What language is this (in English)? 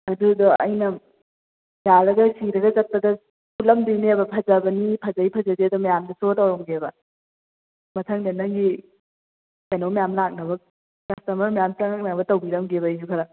Manipuri